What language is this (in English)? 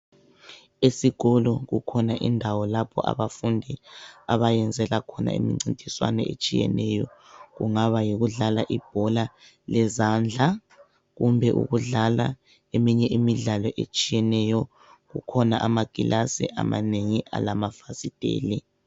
North Ndebele